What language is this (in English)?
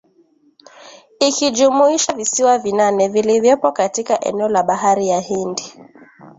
Swahili